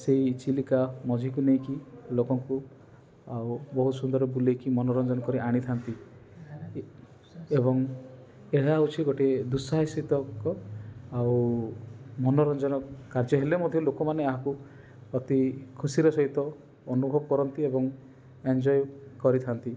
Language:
Odia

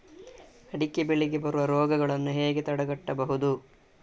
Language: Kannada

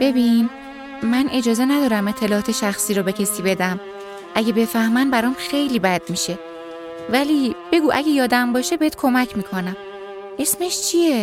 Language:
Persian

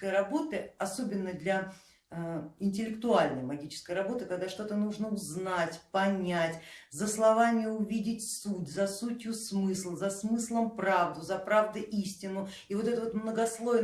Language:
Russian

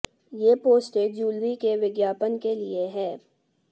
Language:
Hindi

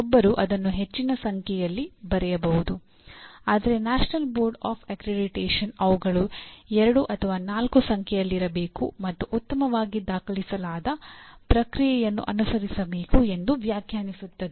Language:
Kannada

